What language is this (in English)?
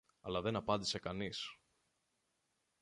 Greek